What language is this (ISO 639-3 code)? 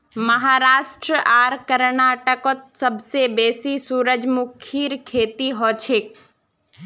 mag